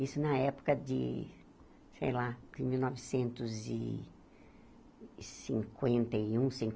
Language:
Portuguese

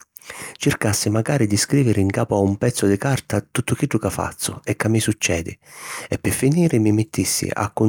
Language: Sicilian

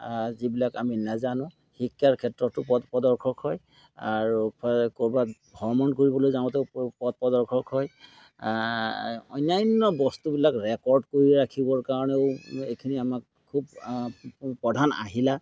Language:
Assamese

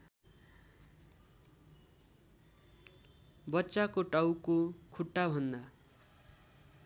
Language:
Nepali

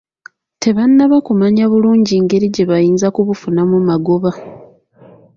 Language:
Ganda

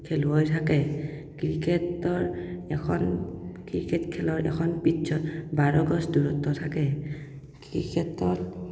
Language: Assamese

